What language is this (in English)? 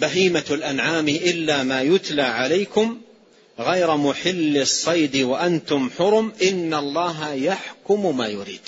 Arabic